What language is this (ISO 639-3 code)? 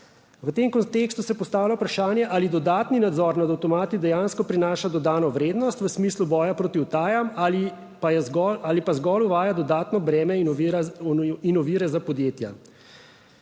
slv